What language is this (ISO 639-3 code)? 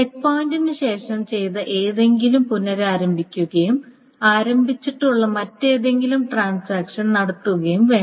mal